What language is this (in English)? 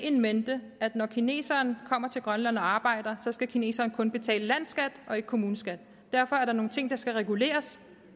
Danish